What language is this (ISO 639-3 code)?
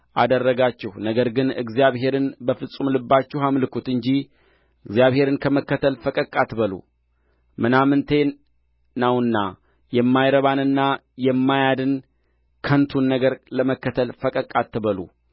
amh